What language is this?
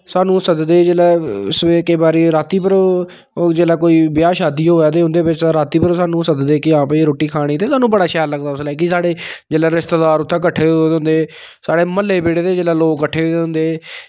Dogri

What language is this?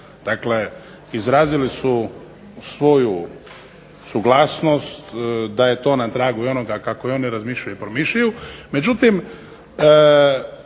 Croatian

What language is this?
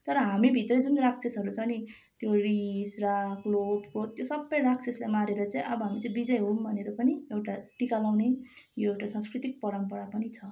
Nepali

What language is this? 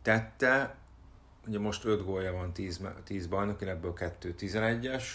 Hungarian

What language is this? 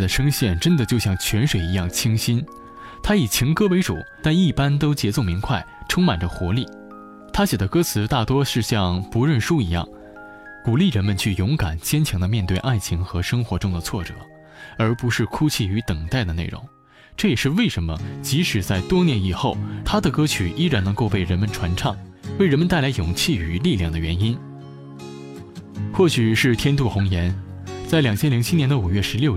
Chinese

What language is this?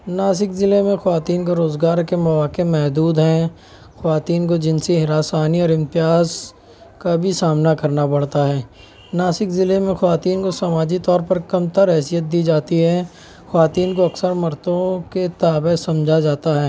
Urdu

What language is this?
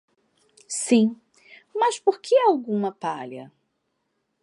Portuguese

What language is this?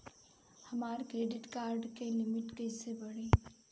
Bhojpuri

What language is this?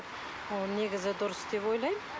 Kazakh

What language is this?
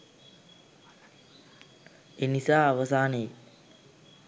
Sinhala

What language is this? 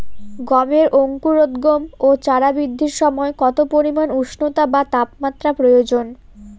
Bangla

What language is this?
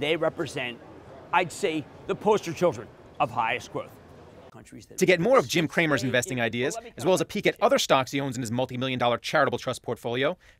English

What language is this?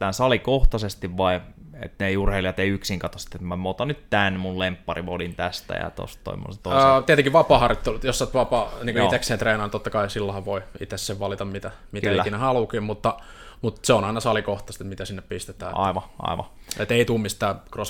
Finnish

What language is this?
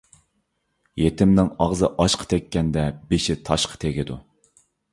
Uyghur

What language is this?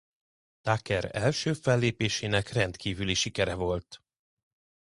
Hungarian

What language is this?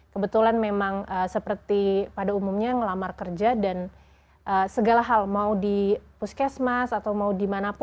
Indonesian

